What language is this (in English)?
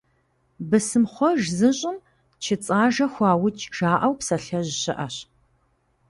Kabardian